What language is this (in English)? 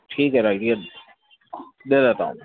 Urdu